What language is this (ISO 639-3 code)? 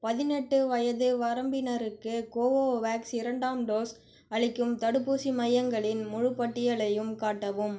tam